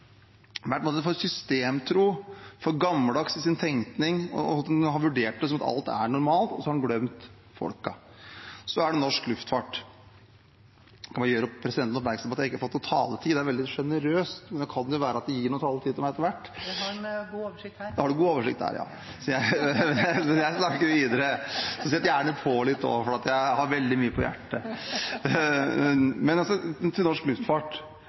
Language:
Norwegian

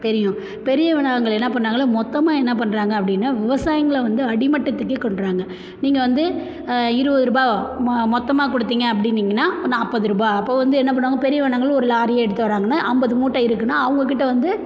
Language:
Tamil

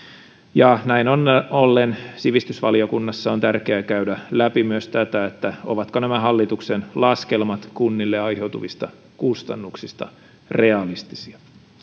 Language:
Finnish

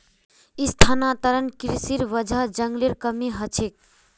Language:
Magahi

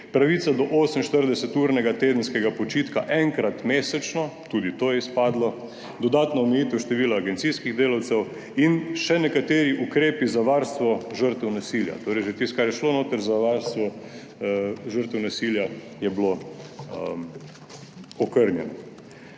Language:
Slovenian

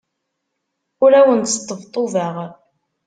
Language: Kabyle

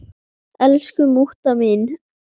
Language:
Icelandic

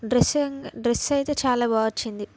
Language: Telugu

